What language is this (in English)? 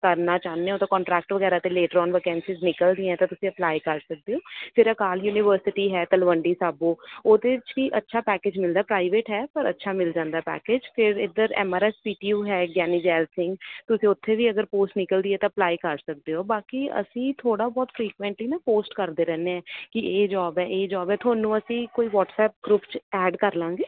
Punjabi